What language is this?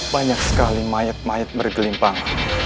Indonesian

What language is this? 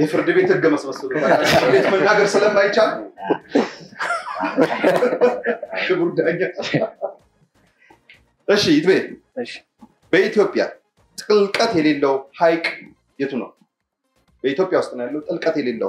Arabic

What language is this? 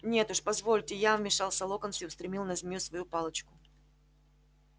Russian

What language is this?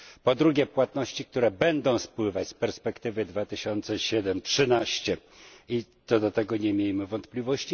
Polish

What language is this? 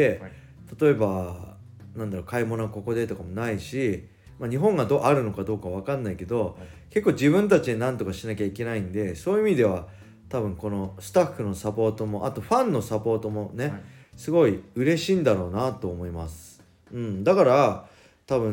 Japanese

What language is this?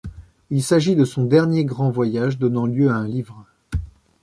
French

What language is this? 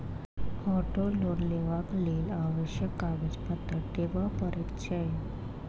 Maithili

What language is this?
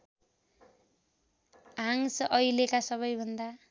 Nepali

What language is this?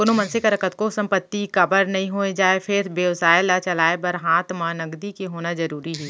Chhattisgarhi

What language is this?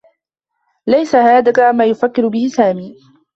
Arabic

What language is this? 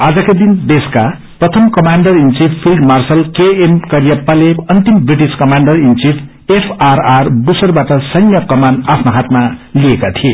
Nepali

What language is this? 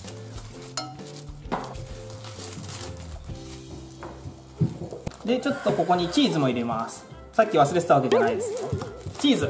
Japanese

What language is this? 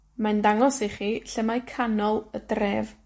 Welsh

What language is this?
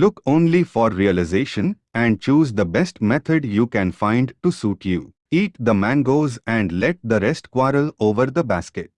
English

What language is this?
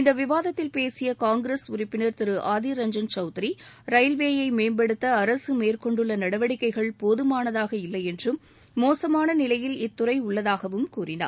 Tamil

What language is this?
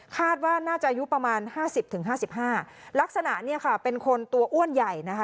Thai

